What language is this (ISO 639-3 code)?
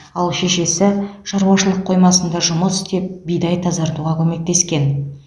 kaz